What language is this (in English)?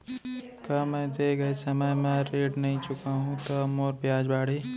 Chhattisgarhi